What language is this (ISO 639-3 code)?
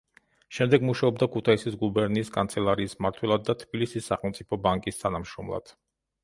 kat